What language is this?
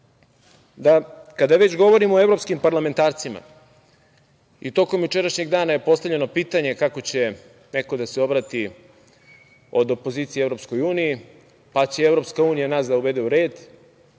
Serbian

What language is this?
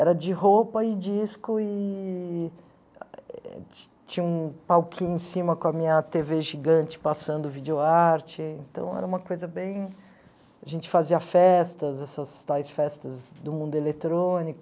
Portuguese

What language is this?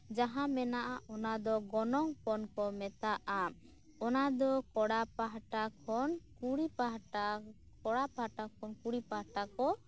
Santali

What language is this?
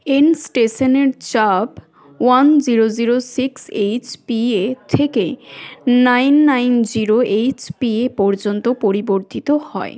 Bangla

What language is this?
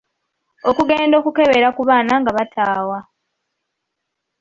Ganda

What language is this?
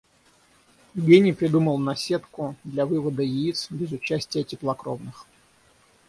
Russian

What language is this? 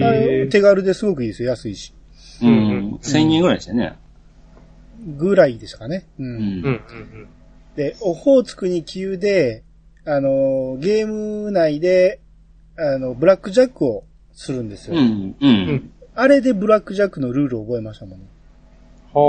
Japanese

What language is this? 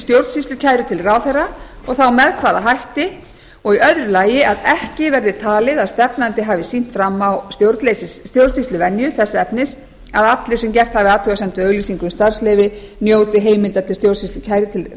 Icelandic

